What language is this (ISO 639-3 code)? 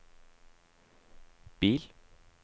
nor